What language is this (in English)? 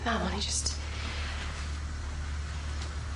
Welsh